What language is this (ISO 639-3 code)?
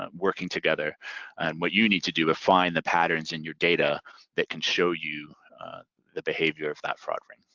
eng